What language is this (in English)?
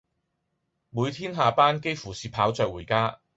Cantonese